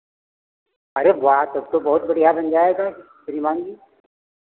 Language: Hindi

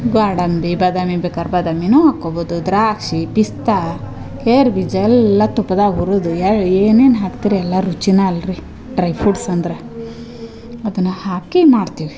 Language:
Kannada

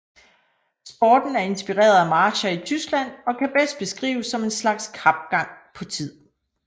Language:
Danish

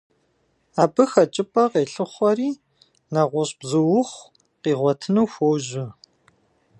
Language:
Kabardian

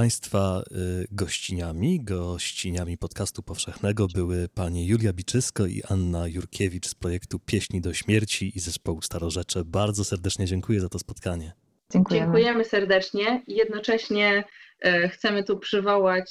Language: Polish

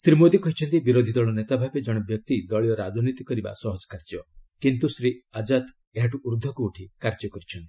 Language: Odia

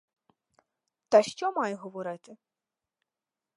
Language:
Ukrainian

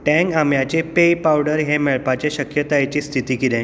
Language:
Konkani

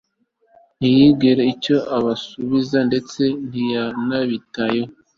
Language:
Kinyarwanda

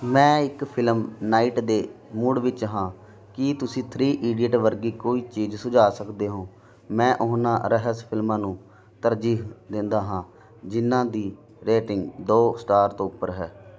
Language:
Punjabi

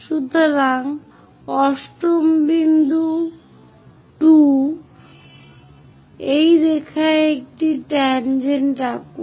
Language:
Bangla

